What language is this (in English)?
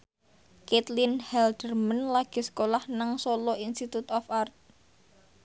Javanese